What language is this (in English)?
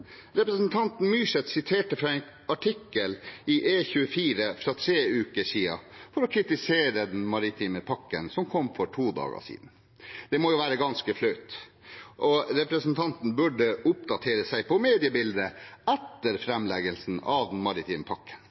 Norwegian Bokmål